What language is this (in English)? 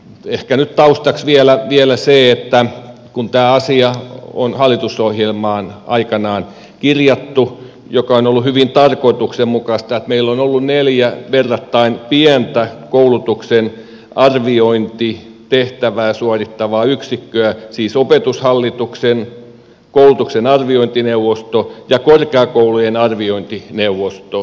Finnish